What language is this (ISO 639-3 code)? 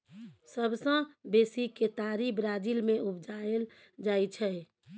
mai